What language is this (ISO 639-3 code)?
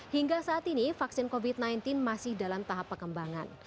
ind